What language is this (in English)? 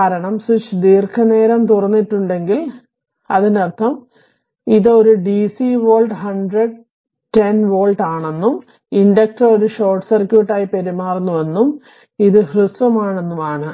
Malayalam